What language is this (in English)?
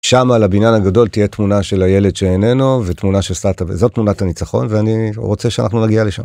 Hebrew